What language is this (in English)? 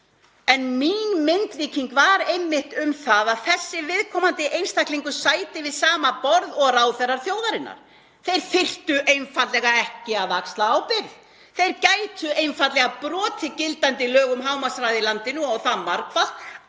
Icelandic